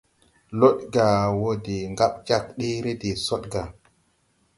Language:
Tupuri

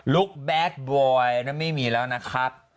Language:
Thai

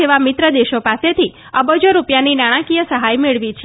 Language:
Gujarati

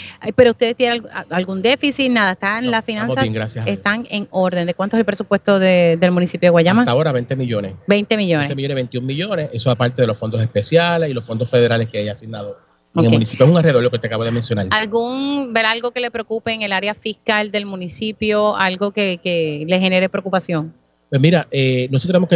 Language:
Spanish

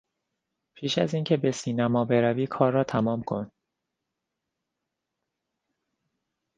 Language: Persian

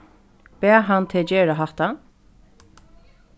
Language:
Faroese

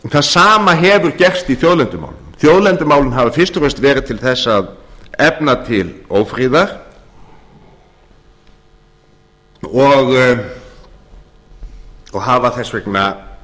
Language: Icelandic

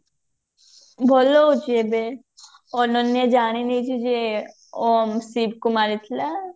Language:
Odia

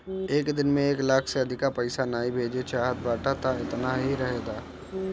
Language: Bhojpuri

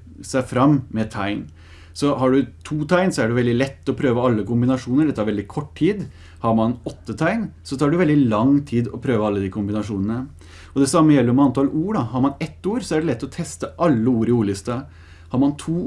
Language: Norwegian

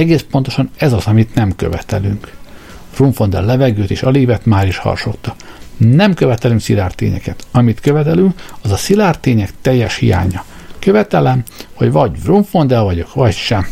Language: Hungarian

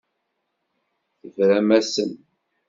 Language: Kabyle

